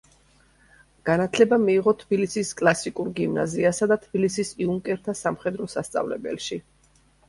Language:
Georgian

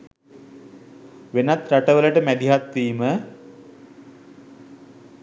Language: Sinhala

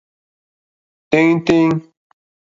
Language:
Mokpwe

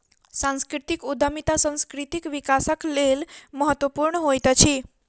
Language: Maithili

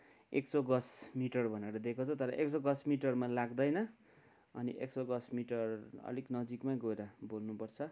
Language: Nepali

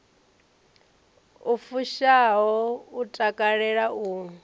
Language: Venda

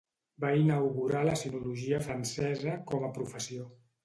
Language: Catalan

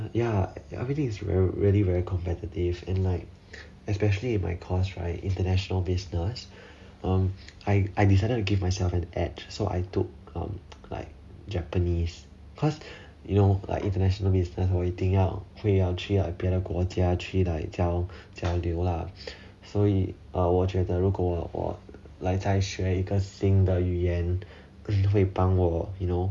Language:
English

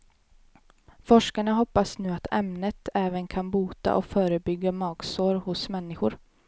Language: Swedish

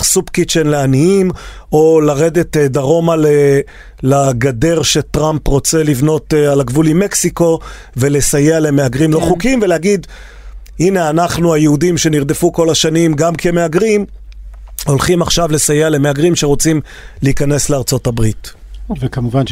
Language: Hebrew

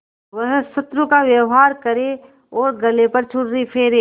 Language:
Hindi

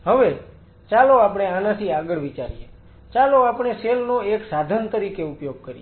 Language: Gujarati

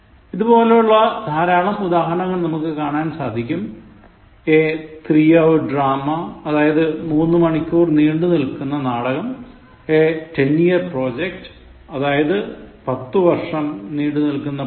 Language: Malayalam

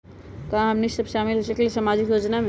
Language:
Magahi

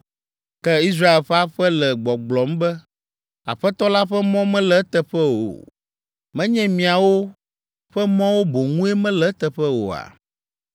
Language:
Ewe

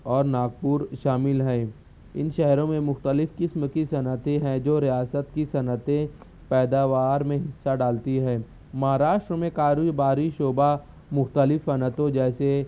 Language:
Urdu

